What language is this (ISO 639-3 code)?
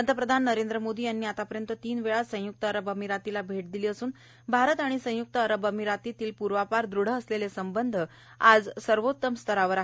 mar